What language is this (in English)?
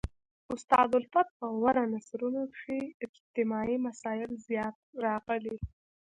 Pashto